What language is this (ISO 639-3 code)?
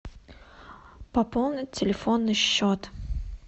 rus